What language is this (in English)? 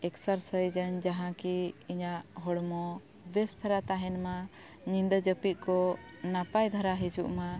Santali